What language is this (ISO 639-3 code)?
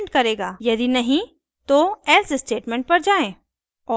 hin